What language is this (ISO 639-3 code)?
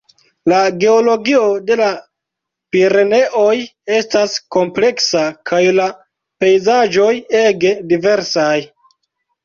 epo